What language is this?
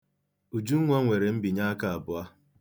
Igbo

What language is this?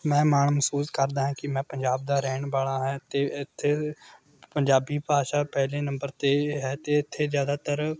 Punjabi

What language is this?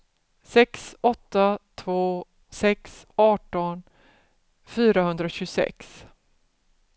Swedish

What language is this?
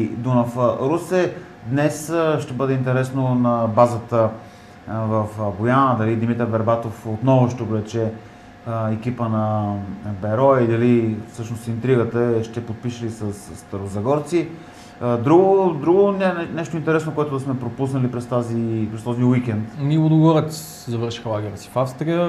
Bulgarian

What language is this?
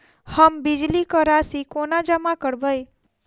Maithili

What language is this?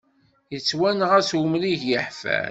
Kabyle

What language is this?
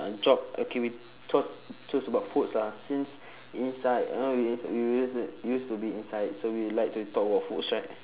English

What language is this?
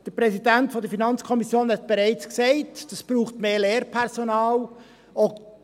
Swiss German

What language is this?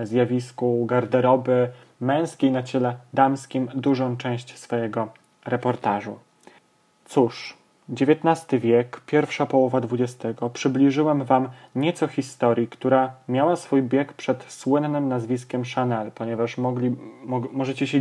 Polish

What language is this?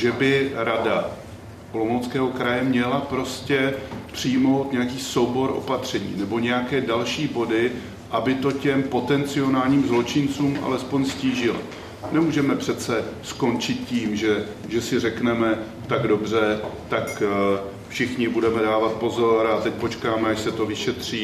Czech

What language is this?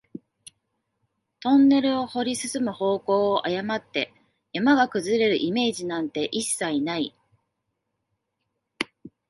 Japanese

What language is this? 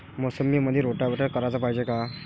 Marathi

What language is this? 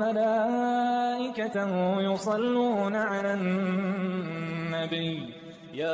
Arabic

